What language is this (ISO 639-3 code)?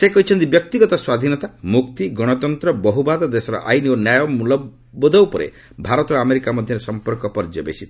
ori